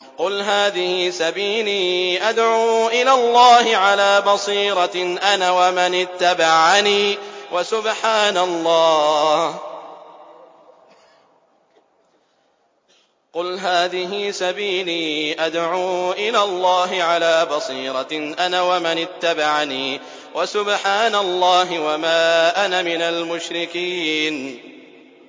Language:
Arabic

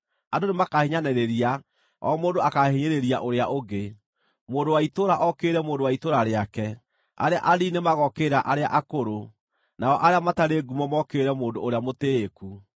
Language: Kikuyu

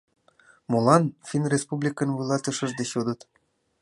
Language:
Mari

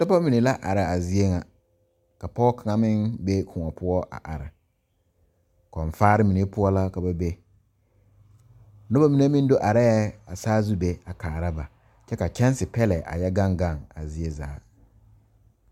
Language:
Southern Dagaare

